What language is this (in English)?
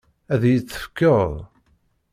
Kabyle